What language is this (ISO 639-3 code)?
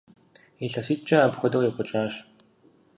kbd